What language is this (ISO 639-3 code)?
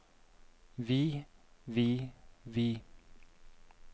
nor